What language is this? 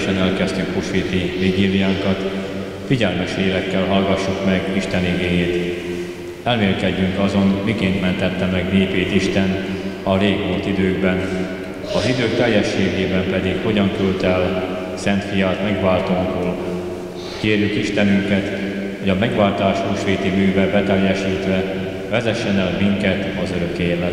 Hungarian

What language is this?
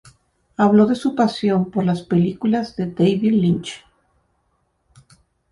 Spanish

